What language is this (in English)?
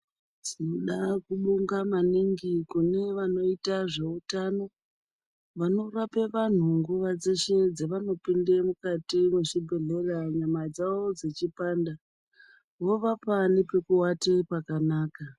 Ndau